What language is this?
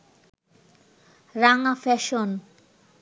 Bangla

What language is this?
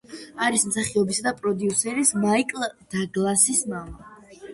Georgian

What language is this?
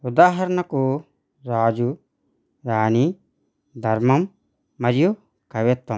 Telugu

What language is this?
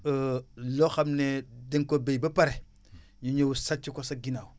Wolof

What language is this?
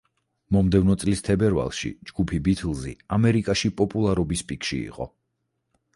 Georgian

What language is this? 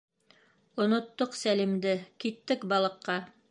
Bashkir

